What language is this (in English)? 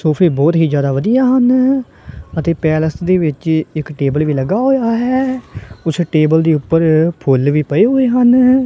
Punjabi